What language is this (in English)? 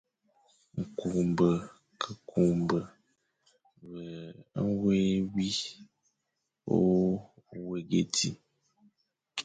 Fang